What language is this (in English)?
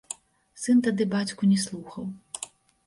Belarusian